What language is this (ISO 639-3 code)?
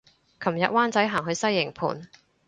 yue